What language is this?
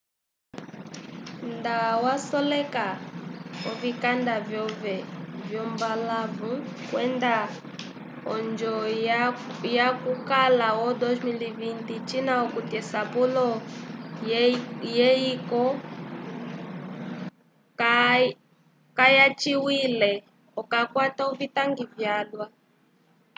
Umbundu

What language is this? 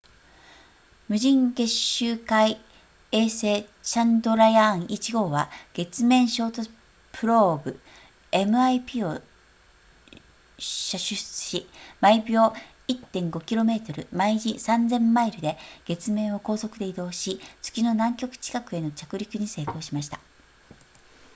Japanese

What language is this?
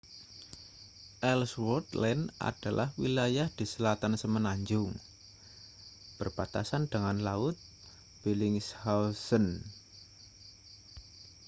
Indonesian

